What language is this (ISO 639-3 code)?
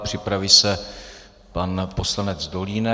ces